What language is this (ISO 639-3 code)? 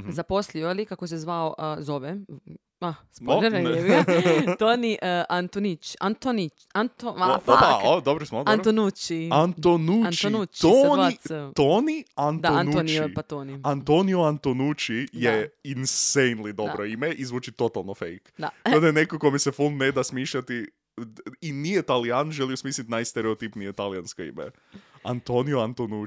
hrv